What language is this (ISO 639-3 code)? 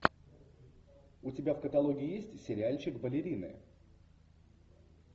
rus